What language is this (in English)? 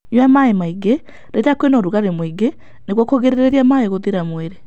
Kikuyu